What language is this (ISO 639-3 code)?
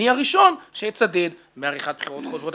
heb